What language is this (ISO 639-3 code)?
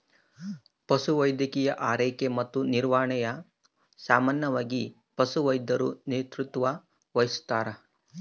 kan